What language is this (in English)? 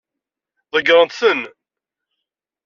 Kabyle